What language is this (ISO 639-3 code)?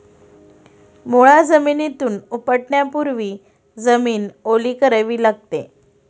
mar